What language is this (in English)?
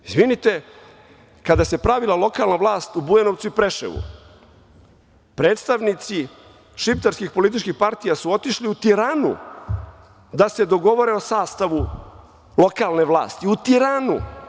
Serbian